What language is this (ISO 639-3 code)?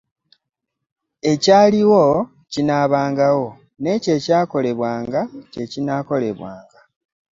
lug